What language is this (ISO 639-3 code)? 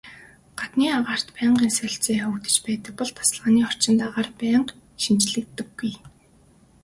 mon